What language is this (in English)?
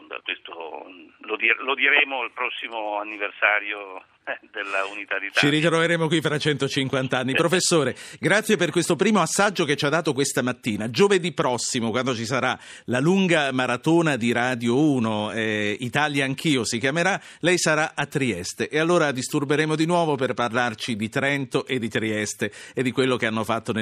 Italian